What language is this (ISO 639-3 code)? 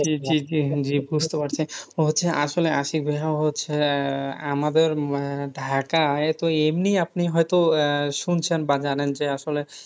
ben